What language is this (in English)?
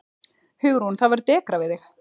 Icelandic